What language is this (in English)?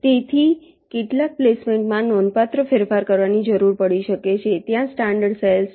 Gujarati